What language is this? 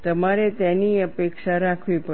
Gujarati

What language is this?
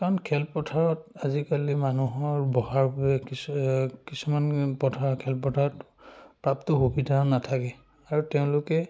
Assamese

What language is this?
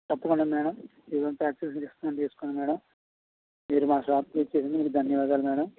Telugu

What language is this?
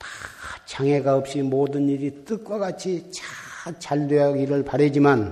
Korean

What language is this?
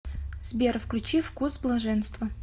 Russian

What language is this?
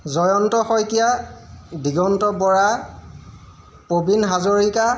Assamese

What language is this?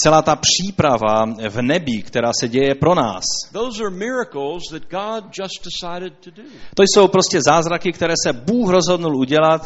Czech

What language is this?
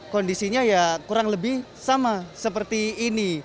Indonesian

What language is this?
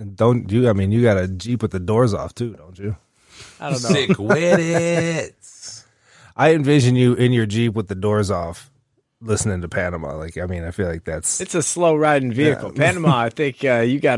English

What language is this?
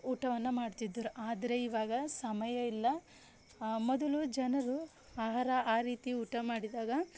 Kannada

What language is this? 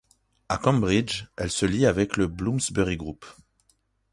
French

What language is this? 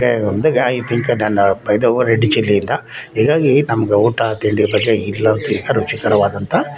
Kannada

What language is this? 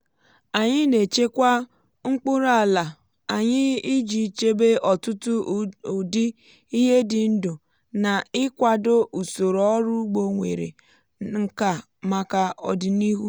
Igbo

